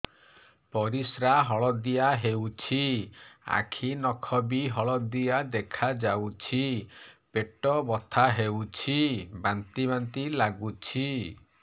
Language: Odia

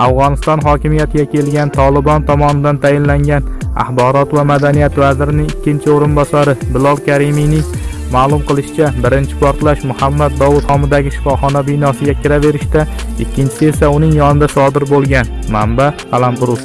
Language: Turkish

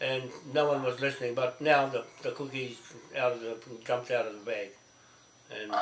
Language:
English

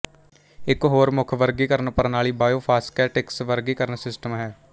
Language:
Punjabi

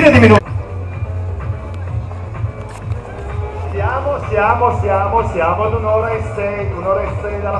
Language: Italian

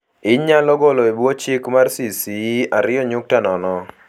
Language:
Luo (Kenya and Tanzania)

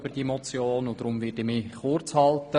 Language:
Swiss German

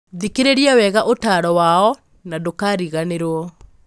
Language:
Kikuyu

